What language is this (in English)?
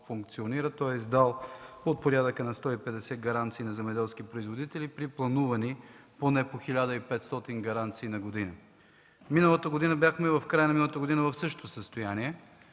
Bulgarian